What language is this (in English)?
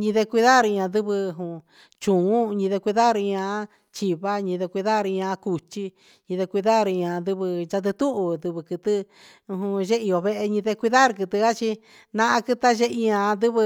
Huitepec Mixtec